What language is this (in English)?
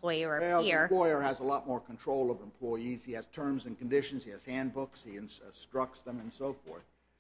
English